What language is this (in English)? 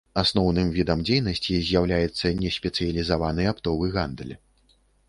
Belarusian